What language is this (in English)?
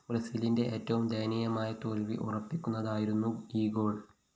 Malayalam